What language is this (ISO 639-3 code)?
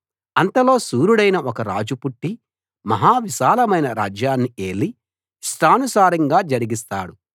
tel